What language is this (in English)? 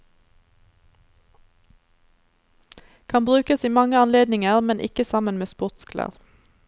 Norwegian